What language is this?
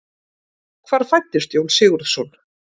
Icelandic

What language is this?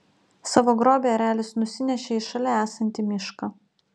Lithuanian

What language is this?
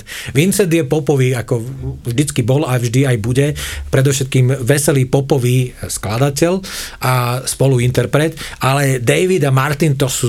Slovak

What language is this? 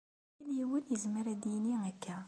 Kabyle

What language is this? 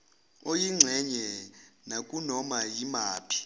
Zulu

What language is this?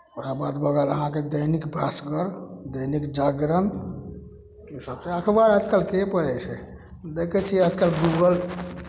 Maithili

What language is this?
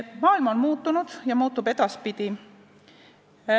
Estonian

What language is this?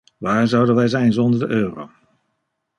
Dutch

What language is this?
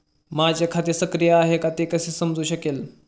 Marathi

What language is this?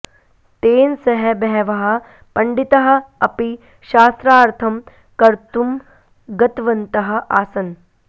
Sanskrit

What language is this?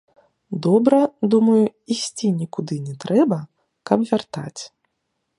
Belarusian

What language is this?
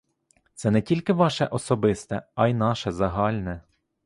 Ukrainian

